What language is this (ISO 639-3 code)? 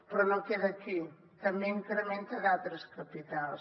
cat